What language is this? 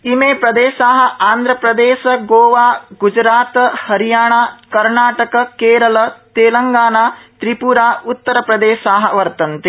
Sanskrit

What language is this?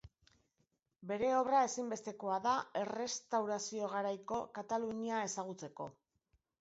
Basque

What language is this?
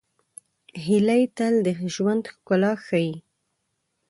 Pashto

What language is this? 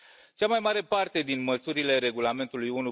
Romanian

